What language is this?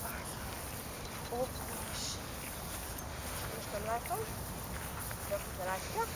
Hungarian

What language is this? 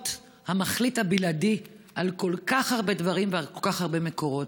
Hebrew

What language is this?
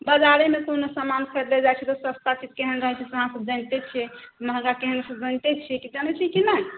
Maithili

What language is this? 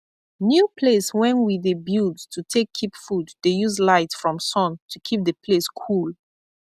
Nigerian Pidgin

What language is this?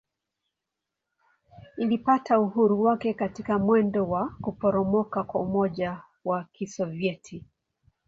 Swahili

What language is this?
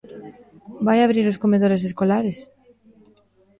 Galician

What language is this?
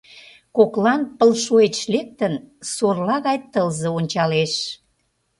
Mari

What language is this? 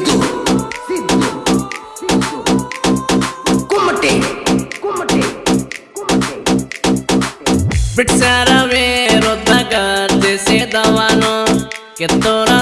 Kannada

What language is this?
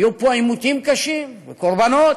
Hebrew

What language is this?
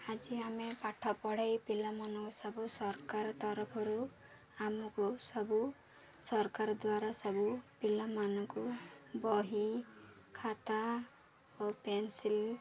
Odia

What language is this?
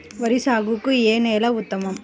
Telugu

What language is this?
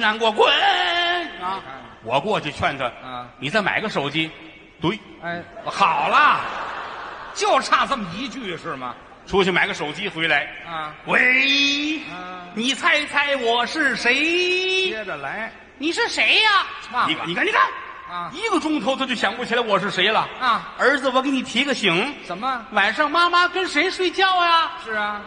Chinese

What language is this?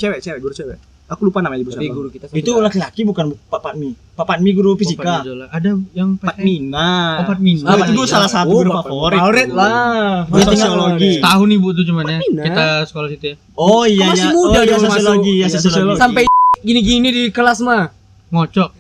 Indonesian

